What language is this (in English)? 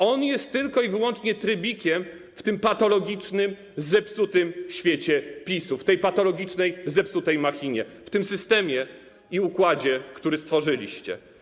Polish